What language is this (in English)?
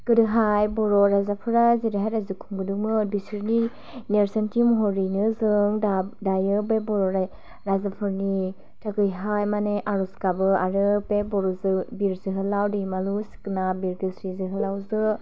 Bodo